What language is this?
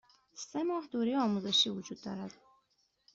Persian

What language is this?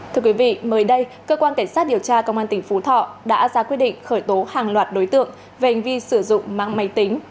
Vietnamese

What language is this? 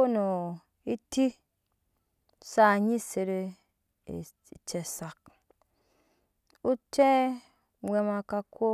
Nyankpa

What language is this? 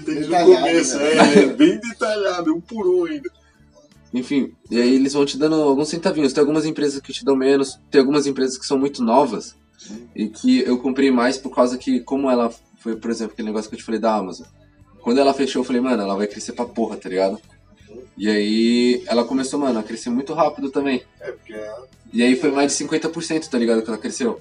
Portuguese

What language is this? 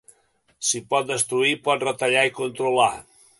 Catalan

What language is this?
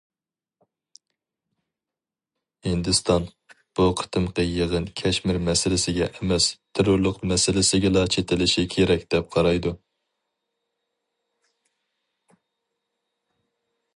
Uyghur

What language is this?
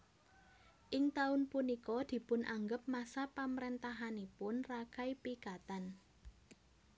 Javanese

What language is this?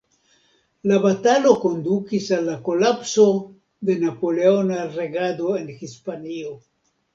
Esperanto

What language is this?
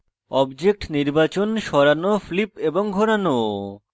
Bangla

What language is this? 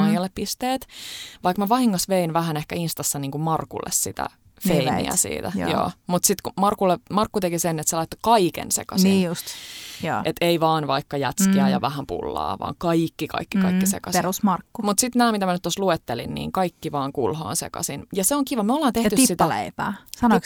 Finnish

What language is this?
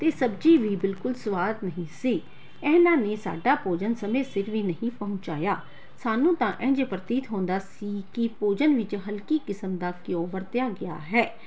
Punjabi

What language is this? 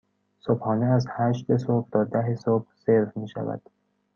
Persian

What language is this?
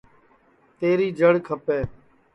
Sansi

